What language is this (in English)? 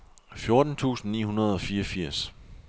Danish